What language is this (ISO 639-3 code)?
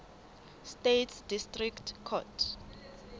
sot